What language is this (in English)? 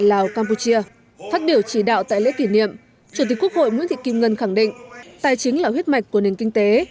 Vietnamese